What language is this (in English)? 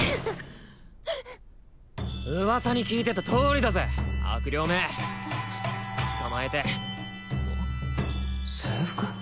Japanese